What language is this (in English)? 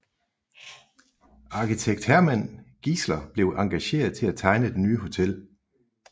Danish